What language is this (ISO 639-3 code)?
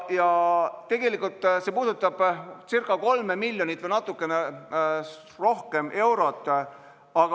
est